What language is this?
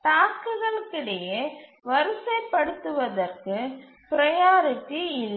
Tamil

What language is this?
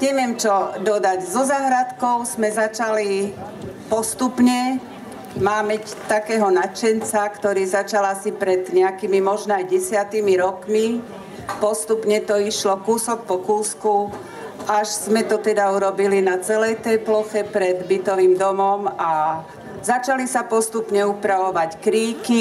Slovak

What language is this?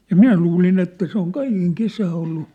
Finnish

